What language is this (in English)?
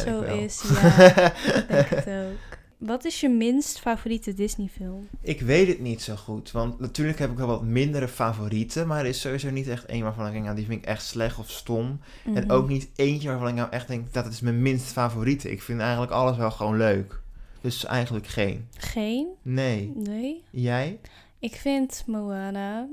Dutch